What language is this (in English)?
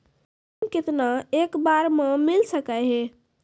Maithili